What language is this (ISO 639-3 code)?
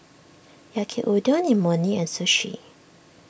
eng